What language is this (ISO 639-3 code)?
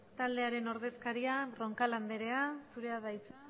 eus